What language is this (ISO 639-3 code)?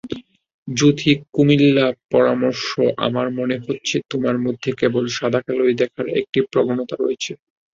ben